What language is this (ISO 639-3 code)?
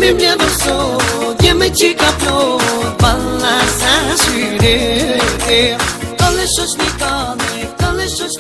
tur